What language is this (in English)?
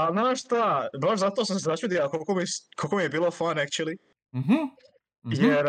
Croatian